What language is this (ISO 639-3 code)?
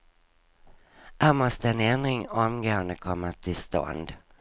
swe